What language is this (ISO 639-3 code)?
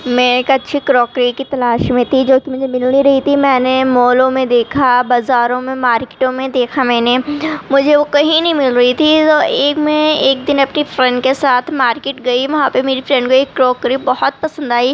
urd